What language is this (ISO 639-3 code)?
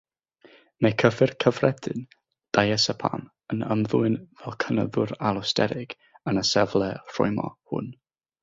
cym